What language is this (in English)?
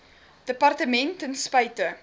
Afrikaans